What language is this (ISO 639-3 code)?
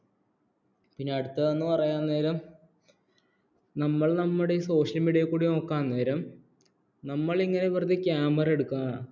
mal